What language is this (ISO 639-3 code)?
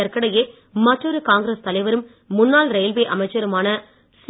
tam